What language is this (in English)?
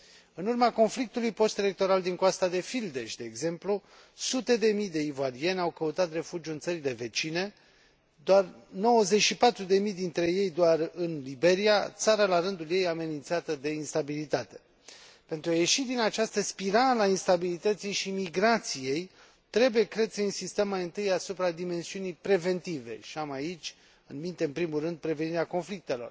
Romanian